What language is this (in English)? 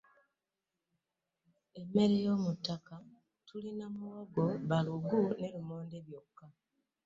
Ganda